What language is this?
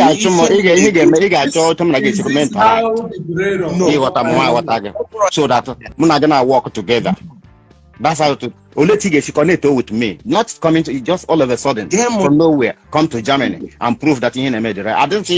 English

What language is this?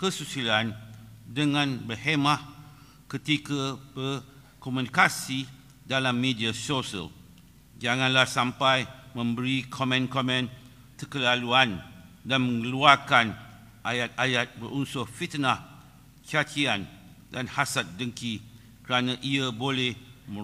Malay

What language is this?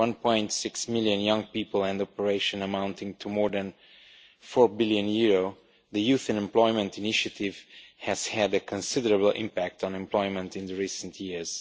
English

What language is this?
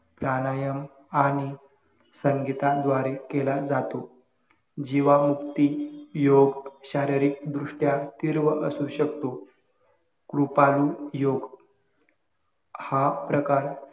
Marathi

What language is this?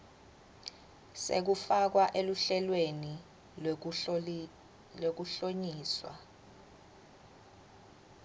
Swati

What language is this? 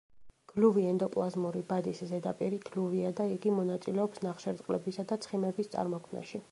Georgian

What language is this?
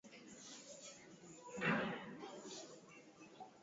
Swahili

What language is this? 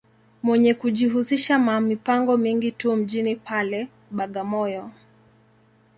Swahili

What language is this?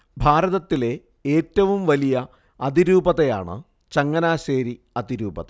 Malayalam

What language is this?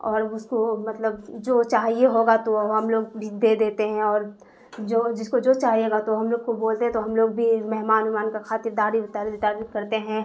Urdu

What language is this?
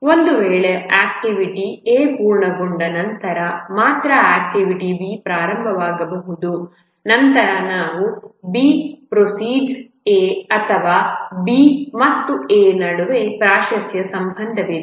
Kannada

